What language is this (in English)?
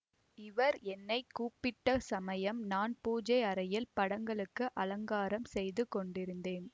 Tamil